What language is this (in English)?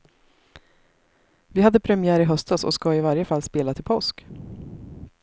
Swedish